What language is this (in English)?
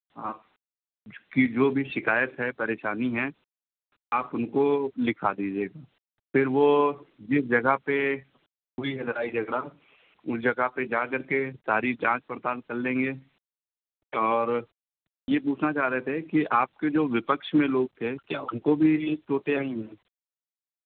Hindi